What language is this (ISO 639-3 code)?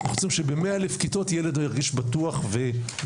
heb